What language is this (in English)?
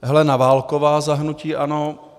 Czech